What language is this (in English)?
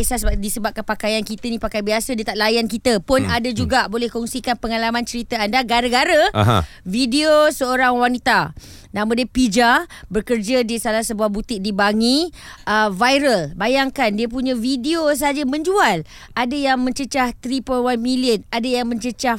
Malay